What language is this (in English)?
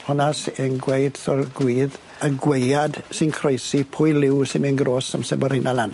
Welsh